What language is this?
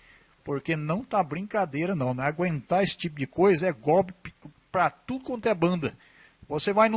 Portuguese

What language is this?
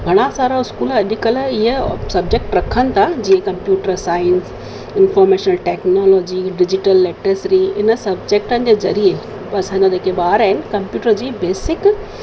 Sindhi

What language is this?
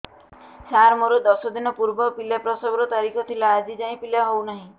Odia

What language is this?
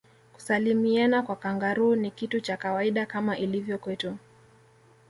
Swahili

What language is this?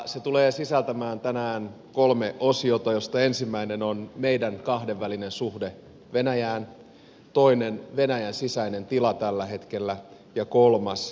Finnish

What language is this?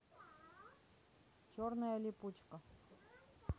Russian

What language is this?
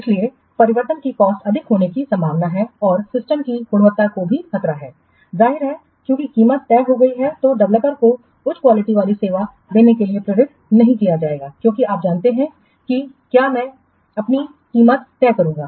Hindi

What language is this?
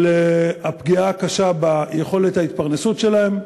Hebrew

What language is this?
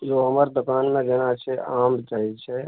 Maithili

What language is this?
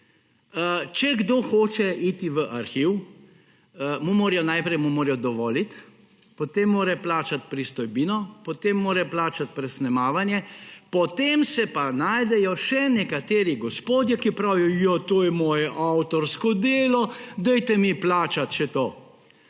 Slovenian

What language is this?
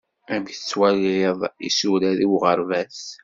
Kabyle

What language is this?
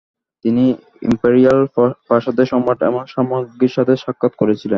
Bangla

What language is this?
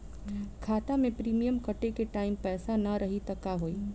Bhojpuri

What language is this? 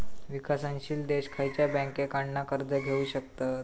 Marathi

